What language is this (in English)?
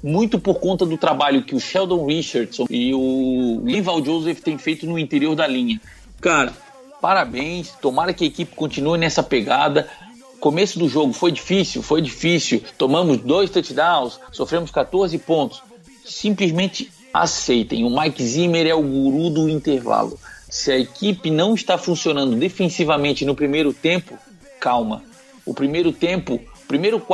Portuguese